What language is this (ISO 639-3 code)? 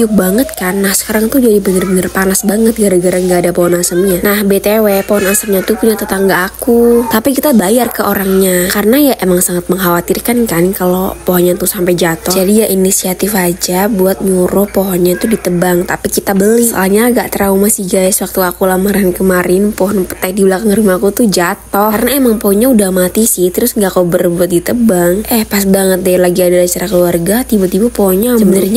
ind